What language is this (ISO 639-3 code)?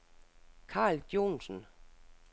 dan